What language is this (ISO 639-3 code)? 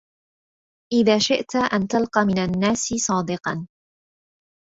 ara